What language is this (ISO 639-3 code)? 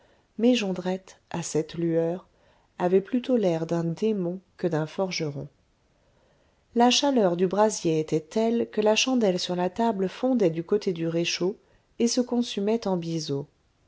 fra